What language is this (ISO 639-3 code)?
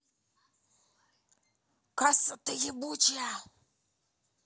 rus